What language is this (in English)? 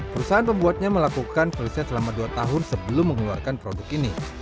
Indonesian